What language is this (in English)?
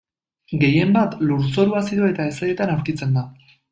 Basque